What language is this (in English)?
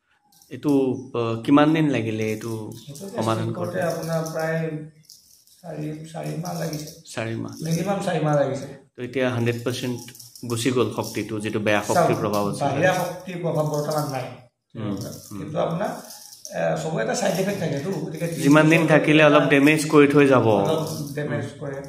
Bangla